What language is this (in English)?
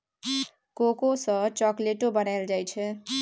Maithili